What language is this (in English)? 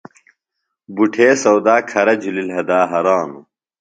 Phalura